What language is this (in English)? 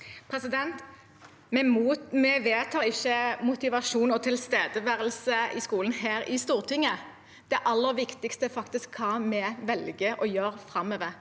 Norwegian